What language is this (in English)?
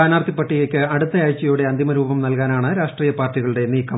Malayalam